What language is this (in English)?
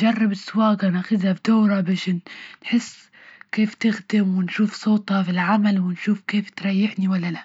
Libyan Arabic